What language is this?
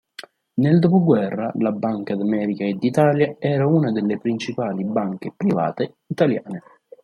Italian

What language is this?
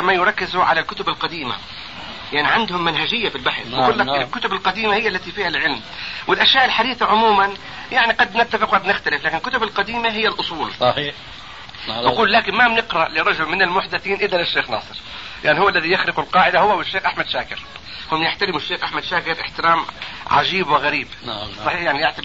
Arabic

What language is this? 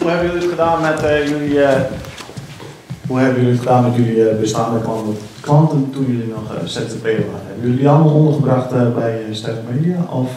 Dutch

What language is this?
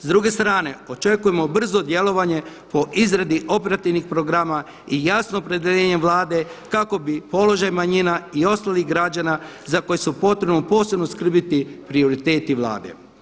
Croatian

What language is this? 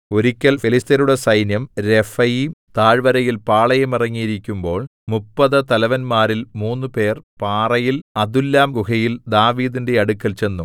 Malayalam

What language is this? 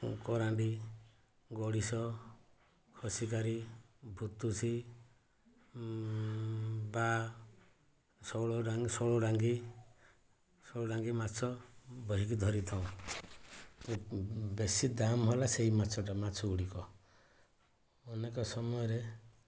Odia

